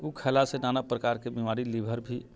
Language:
Maithili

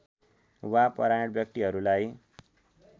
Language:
Nepali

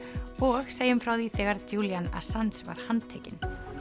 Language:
Icelandic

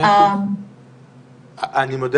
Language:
Hebrew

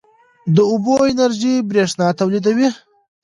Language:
Pashto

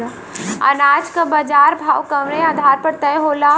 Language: Bhojpuri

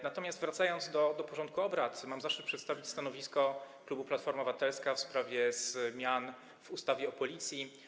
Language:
Polish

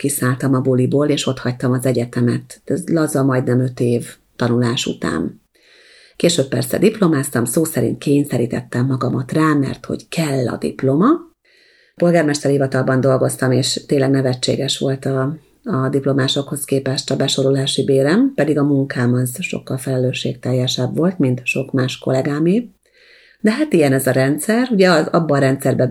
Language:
Hungarian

